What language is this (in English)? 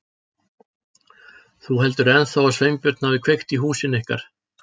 Icelandic